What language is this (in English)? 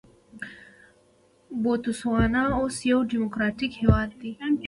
Pashto